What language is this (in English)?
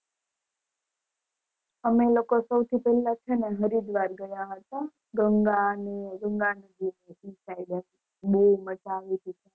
Gujarati